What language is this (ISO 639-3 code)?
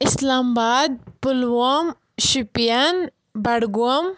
kas